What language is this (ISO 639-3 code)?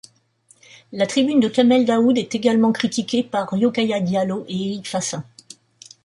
fra